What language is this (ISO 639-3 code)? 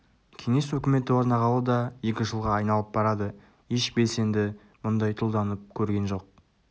kaz